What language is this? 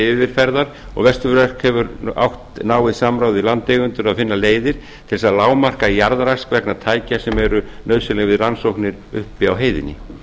Icelandic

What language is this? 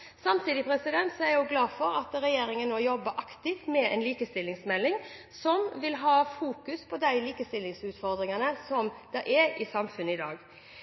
Norwegian Bokmål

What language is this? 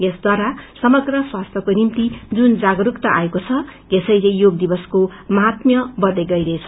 Nepali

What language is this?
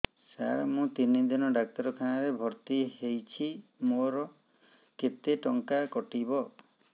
Odia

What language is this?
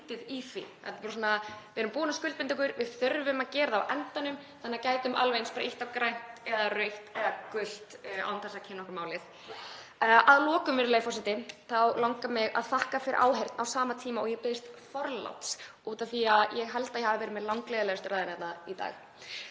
Icelandic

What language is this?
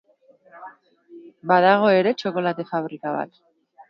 Basque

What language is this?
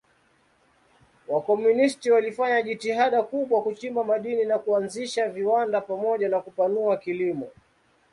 Swahili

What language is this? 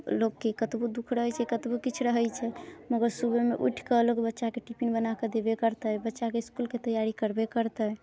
Maithili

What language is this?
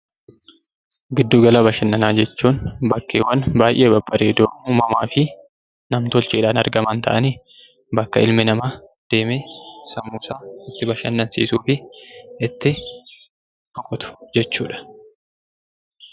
Oromo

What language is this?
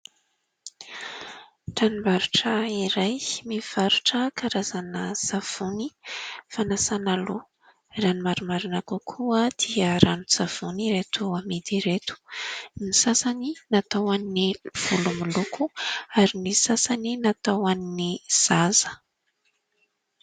Malagasy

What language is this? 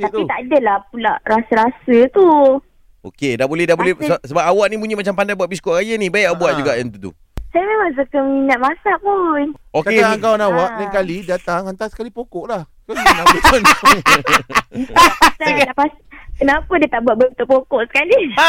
Malay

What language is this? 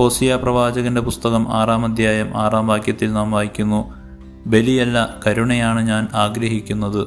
Malayalam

